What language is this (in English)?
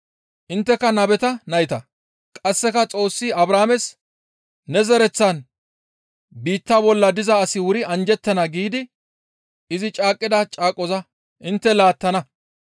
Gamo